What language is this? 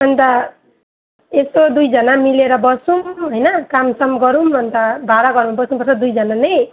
Nepali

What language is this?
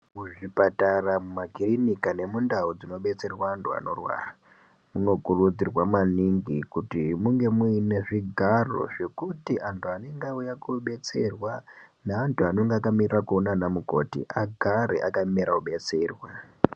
Ndau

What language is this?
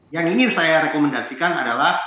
Indonesian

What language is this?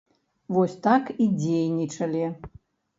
Belarusian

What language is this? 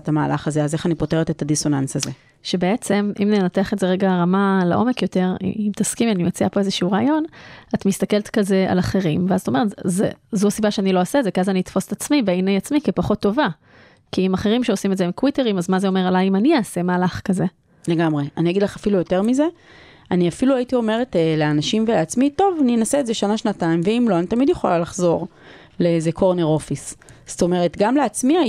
Hebrew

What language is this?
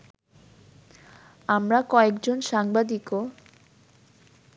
Bangla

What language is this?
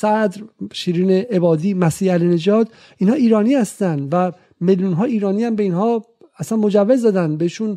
Persian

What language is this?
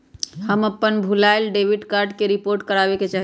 Magahi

